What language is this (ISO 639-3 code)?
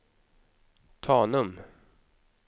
swe